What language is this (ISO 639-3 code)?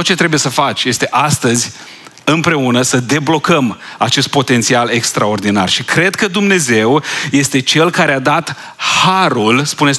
ron